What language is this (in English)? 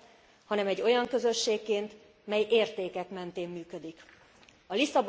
Hungarian